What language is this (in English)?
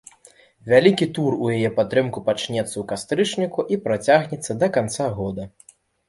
Belarusian